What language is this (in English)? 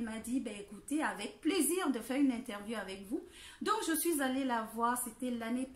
French